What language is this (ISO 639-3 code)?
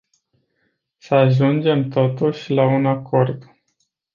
ron